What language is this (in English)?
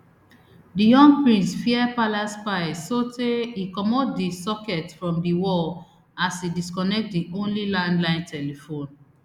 Nigerian Pidgin